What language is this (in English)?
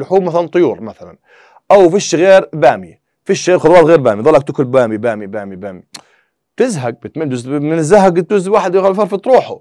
Arabic